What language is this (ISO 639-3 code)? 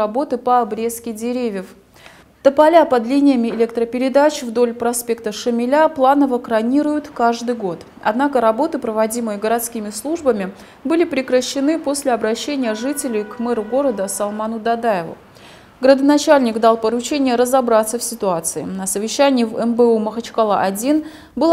rus